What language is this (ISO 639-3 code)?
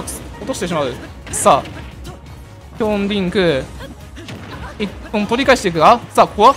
jpn